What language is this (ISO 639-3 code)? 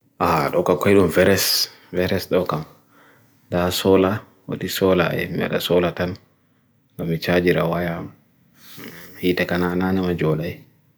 fui